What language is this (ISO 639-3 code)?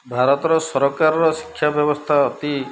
ori